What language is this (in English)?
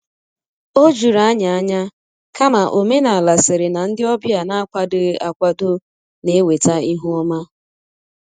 Igbo